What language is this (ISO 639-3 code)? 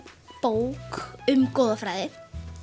isl